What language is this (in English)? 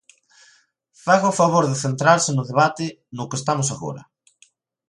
Galician